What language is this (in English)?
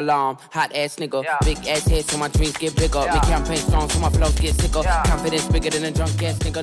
Hebrew